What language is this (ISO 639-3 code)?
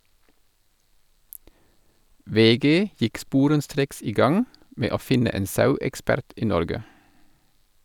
nor